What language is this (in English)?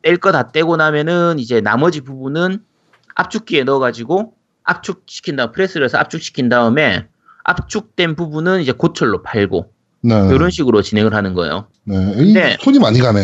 Korean